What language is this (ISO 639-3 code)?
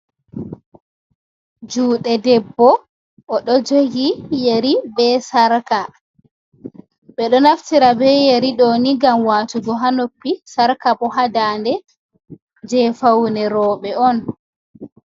ful